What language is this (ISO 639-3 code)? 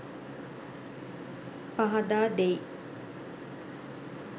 sin